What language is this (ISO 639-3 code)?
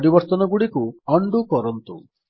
ori